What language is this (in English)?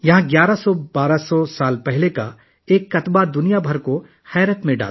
Urdu